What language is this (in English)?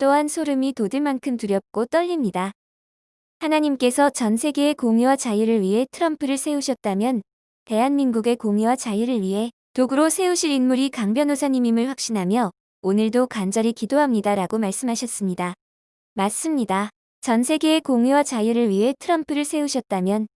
Korean